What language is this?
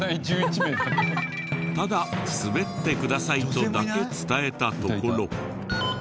Japanese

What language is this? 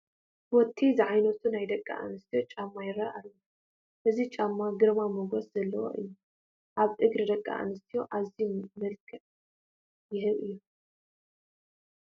Tigrinya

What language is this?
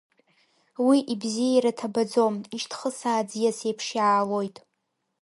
Abkhazian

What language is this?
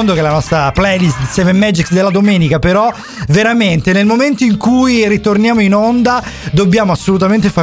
Italian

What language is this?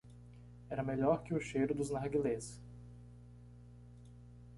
Portuguese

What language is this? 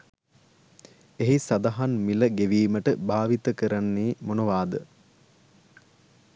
Sinhala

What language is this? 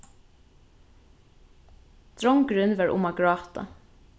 Faroese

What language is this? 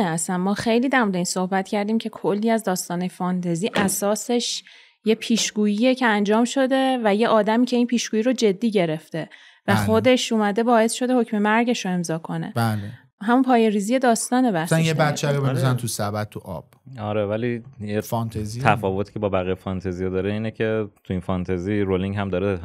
Persian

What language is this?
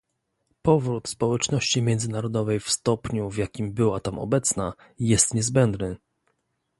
Polish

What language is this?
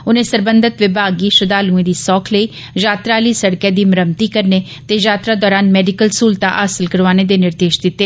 Dogri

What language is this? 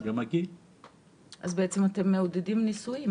Hebrew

